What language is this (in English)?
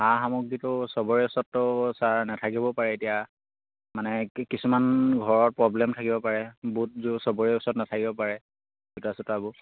Assamese